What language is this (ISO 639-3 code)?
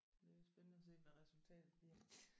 dan